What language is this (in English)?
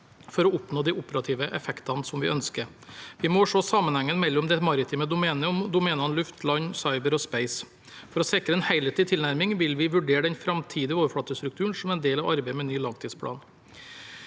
Norwegian